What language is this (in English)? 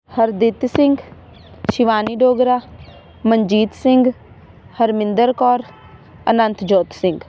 Punjabi